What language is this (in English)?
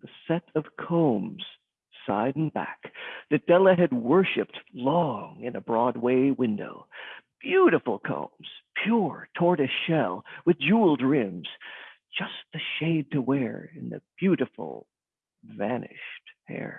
English